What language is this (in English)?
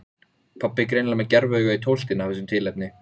Icelandic